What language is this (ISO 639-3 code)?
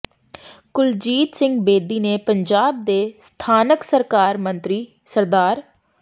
pan